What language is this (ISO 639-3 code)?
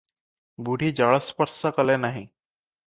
ori